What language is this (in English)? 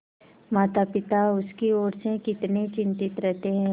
Hindi